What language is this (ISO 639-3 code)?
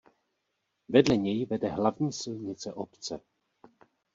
ces